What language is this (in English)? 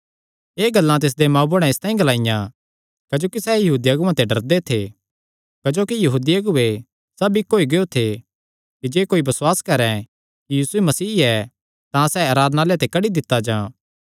Kangri